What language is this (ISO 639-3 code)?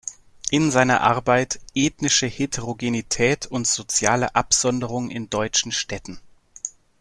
deu